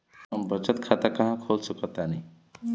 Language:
Bhojpuri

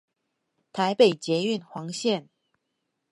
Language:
Chinese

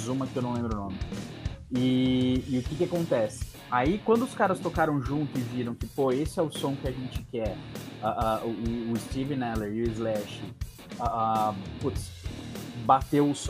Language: Portuguese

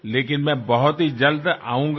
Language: Gujarati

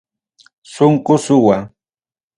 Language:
Ayacucho Quechua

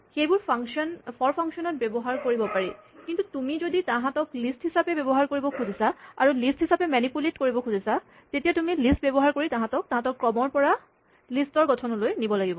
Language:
Assamese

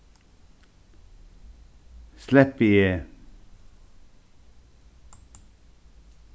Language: Faroese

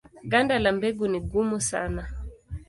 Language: Swahili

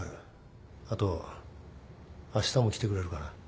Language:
Japanese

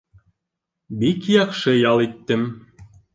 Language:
Bashkir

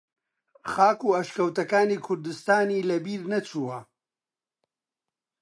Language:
Central Kurdish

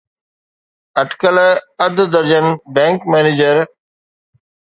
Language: Sindhi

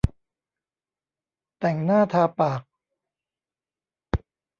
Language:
Thai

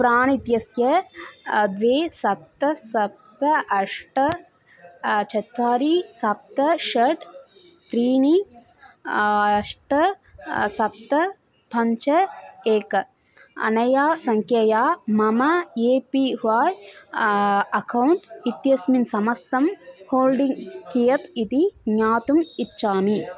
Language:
Sanskrit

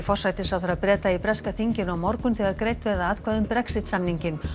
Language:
Icelandic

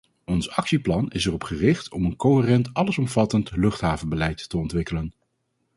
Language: Dutch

